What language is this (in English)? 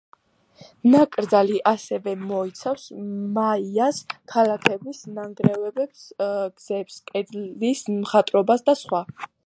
Georgian